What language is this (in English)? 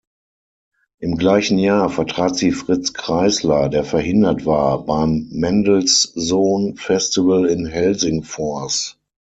German